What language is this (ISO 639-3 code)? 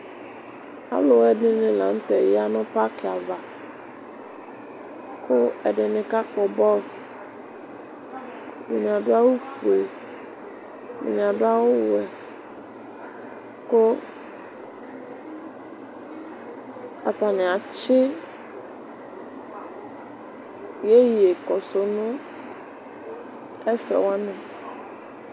kpo